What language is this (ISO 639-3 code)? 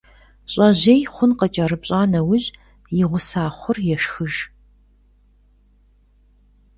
kbd